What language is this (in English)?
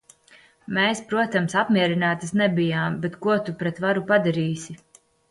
Latvian